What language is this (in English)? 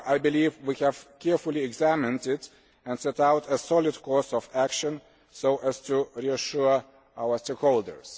English